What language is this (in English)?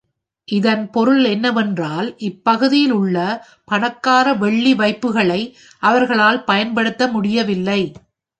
Tamil